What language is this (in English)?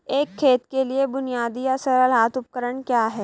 Hindi